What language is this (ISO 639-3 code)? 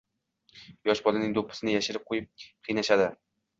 uzb